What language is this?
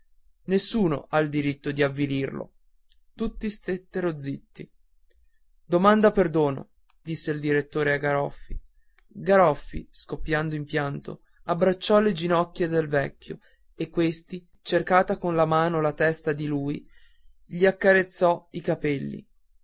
Italian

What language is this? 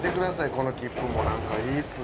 Japanese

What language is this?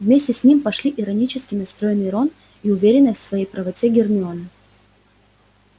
Russian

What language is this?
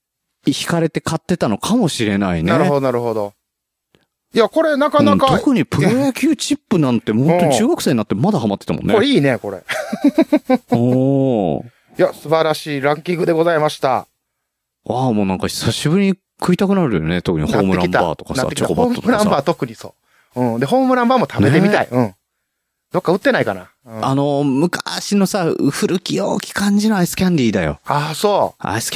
Japanese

